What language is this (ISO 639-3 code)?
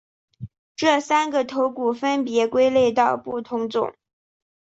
zho